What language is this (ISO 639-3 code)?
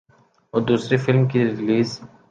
urd